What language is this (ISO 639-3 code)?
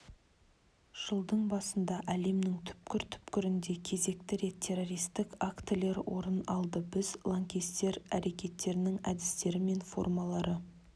kaz